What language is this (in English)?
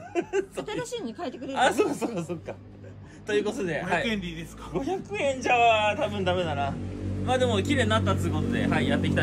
Japanese